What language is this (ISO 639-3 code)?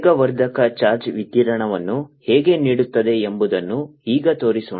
kan